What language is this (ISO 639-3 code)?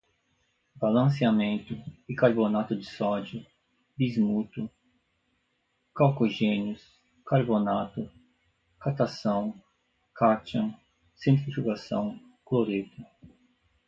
por